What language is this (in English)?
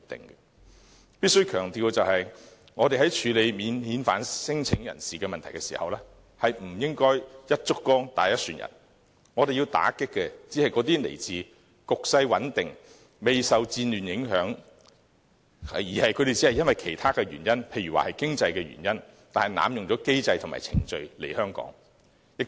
Cantonese